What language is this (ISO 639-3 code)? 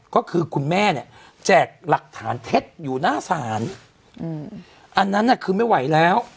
tha